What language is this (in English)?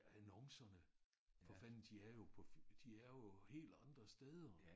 Danish